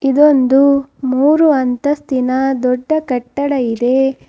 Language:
Kannada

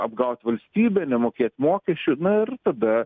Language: Lithuanian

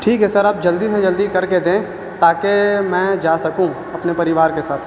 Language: Urdu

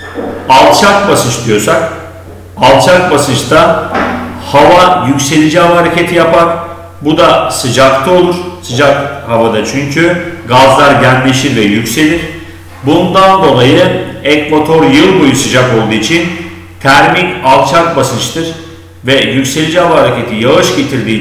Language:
Turkish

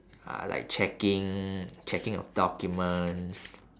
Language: English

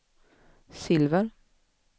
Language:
Swedish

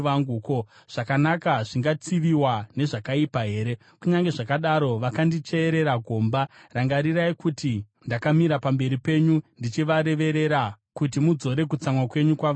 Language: Shona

